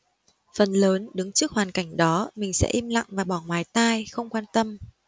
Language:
Vietnamese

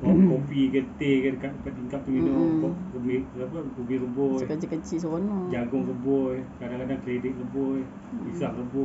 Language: Malay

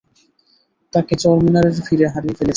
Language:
Bangla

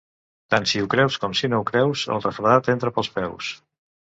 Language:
Catalan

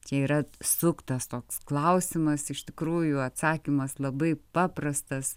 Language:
Lithuanian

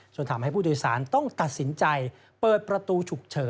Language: Thai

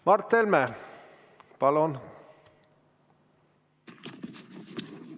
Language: Estonian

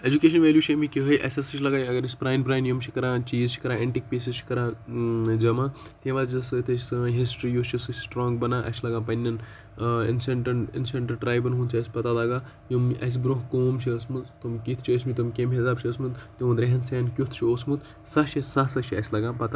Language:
Kashmiri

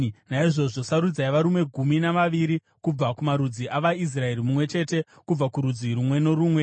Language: Shona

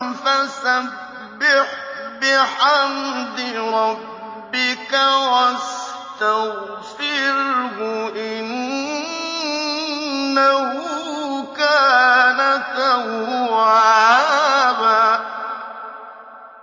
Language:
Arabic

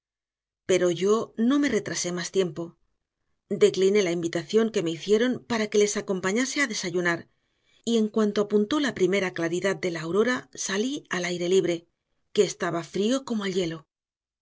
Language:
Spanish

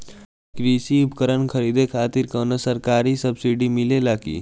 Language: Bhojpuri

